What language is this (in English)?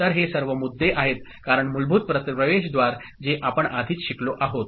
Marathi